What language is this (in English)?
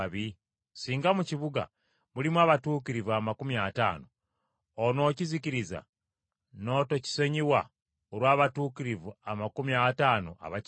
Ganda